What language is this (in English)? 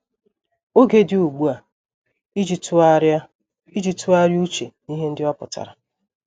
Igbo